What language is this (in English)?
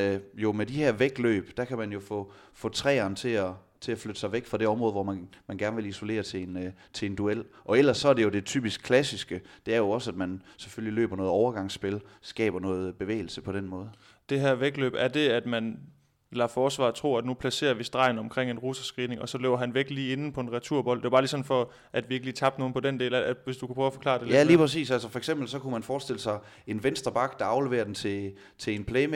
Danish